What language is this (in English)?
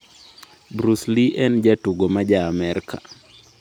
Luo (Kenya and Tanzania)